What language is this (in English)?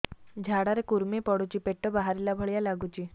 Odia